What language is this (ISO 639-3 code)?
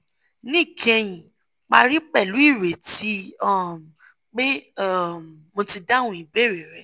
yor